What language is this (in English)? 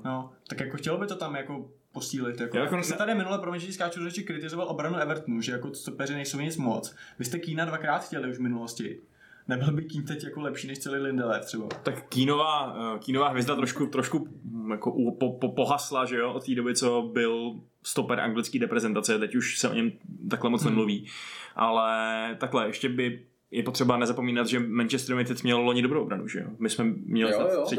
Czech